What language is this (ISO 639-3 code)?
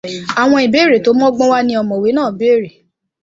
yor